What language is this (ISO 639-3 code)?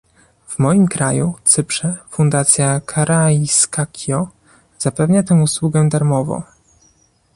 pol